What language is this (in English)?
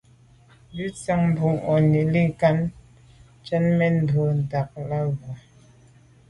Medumba